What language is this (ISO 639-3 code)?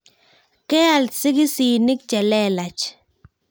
kln